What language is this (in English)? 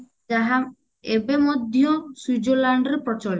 Odia